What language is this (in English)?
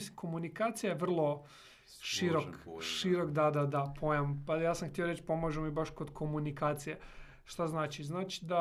Croatian